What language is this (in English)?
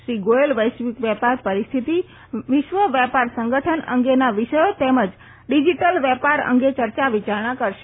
Gujarati